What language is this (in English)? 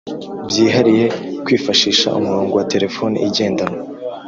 Kinyarwanda